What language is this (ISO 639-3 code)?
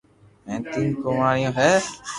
lrk